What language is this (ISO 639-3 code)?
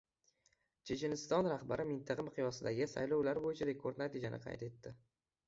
uzb